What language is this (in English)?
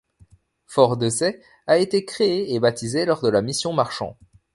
French